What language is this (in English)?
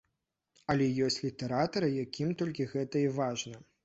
Belarusian